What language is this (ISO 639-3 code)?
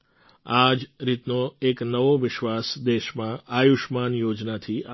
guj